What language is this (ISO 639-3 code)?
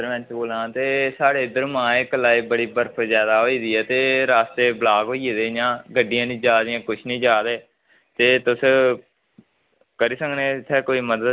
doi